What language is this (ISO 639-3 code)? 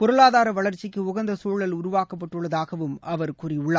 tam